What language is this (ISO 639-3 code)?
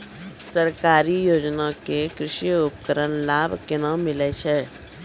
mai